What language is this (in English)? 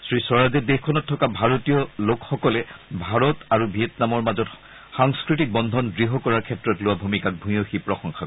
Assamese